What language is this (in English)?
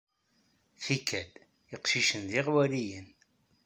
Kabyle